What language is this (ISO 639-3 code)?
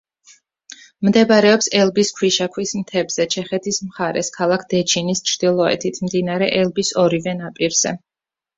kat